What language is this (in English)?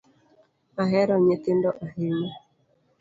Luo (Kenya and Tanzania)